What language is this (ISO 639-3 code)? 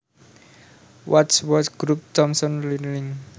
jav